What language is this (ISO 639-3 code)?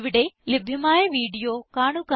mal